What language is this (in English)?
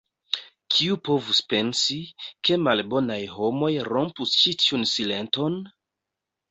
Esperanto